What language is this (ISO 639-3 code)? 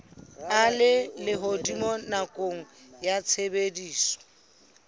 sot